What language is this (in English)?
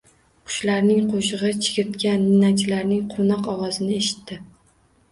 Uzbek